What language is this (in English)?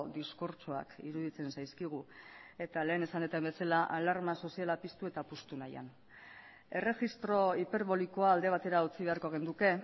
Basque